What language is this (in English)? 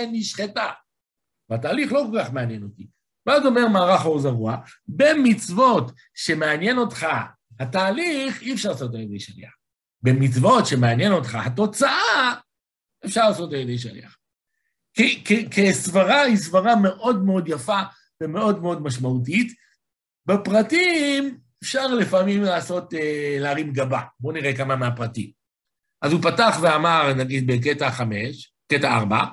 Hebrew